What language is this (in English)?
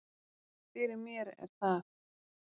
Icelandic